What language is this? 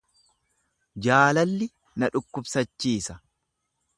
Oromo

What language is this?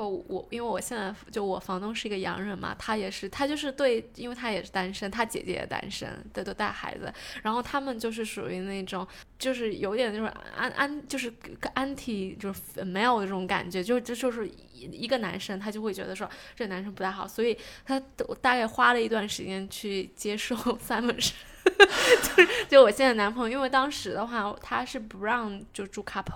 Chinese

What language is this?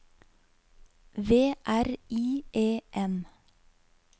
Norwegian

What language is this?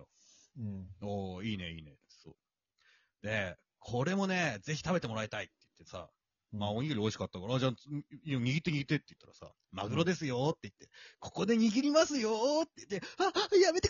Japanese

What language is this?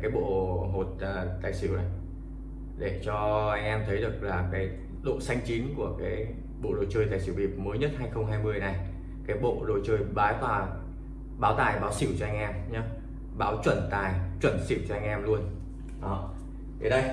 Vietnamese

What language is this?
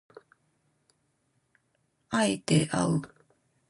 Japanese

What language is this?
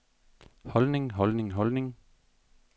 Danish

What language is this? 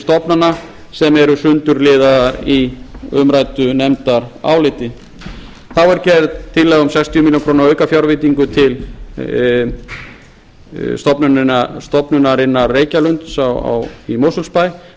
Icelandic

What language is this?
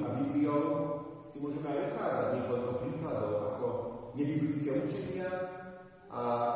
Slovak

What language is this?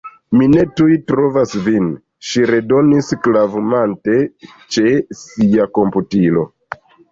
Esperanto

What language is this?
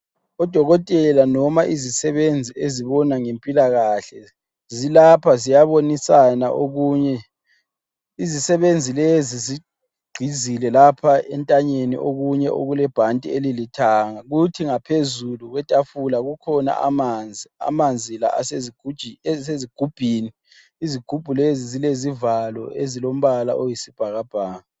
North Ndebele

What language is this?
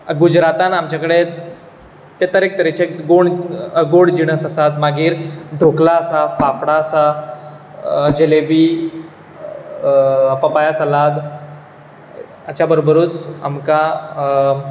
Konkani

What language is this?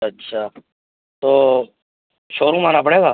Urdu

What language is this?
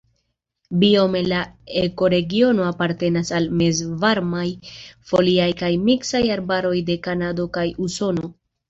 Esperanto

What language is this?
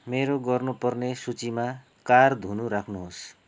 Nepali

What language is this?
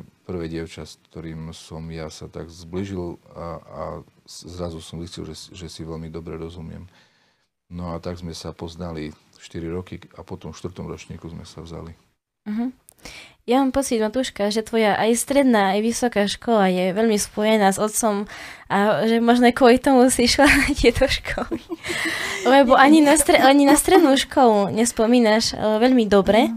Slovak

